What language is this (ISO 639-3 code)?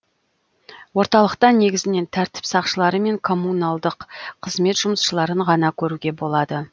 kaz